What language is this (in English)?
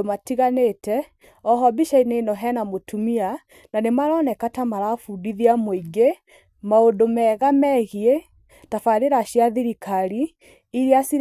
Kikuyu